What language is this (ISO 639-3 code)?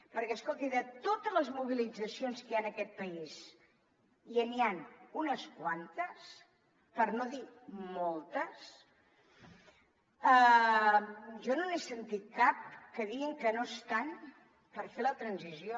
cat